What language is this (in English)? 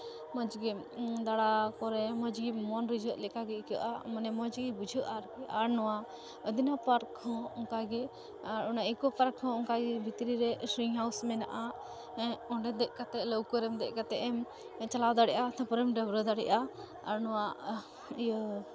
Santali